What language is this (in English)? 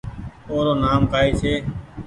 Goaria